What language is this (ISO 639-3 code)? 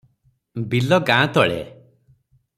ori